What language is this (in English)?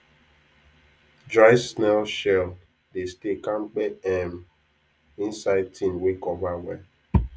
Nigerian Pidgin